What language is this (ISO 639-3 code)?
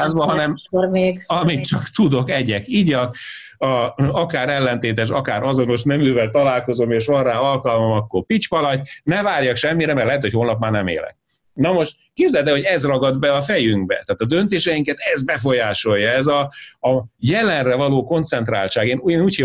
hun